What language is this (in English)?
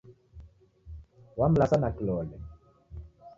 Taita